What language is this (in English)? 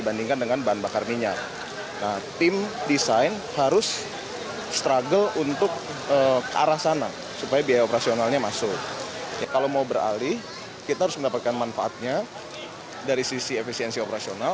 Indonesian